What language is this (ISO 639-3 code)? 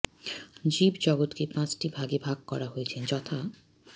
ben